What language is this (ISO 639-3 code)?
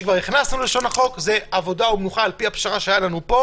heb